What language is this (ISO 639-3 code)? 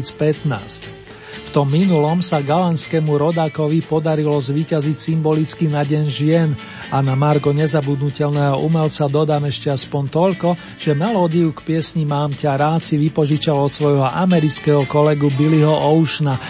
slk